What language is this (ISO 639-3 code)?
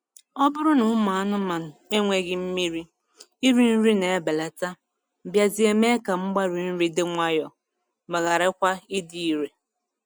ibo